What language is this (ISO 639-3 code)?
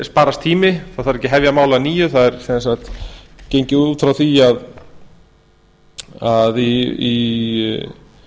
isl